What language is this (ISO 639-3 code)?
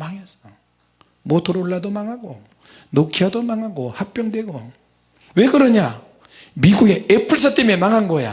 kor